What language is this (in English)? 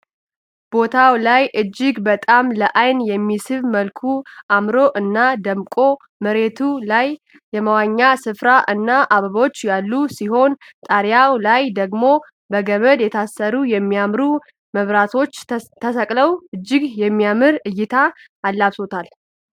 Amharic